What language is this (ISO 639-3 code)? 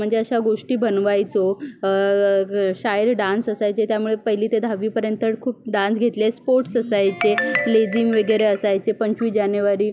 mar